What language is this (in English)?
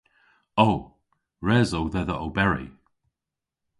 Cornish